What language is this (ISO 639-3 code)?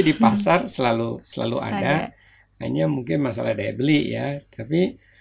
ind